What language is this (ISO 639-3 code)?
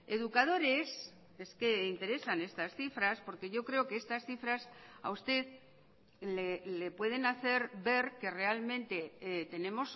spa